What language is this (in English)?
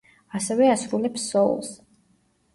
Georgian